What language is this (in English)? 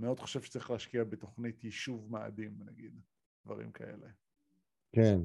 Hebrew